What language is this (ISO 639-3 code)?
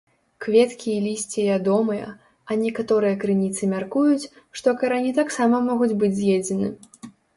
bel